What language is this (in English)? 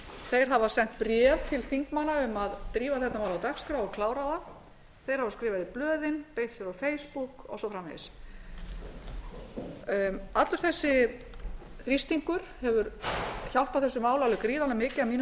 Icelandic